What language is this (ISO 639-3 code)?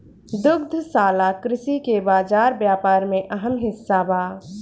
bho